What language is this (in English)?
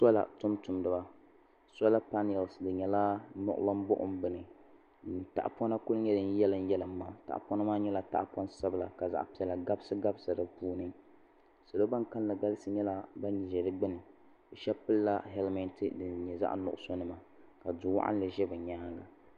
Dagbani